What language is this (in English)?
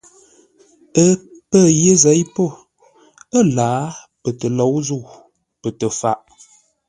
Ngombale